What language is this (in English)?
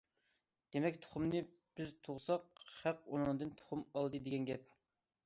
Uyghur